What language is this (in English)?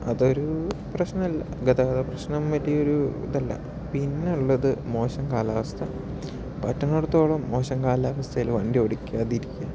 Malayalam